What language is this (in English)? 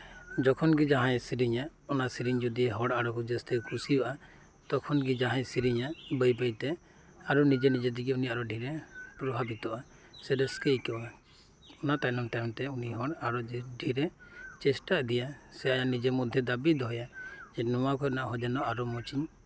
Santali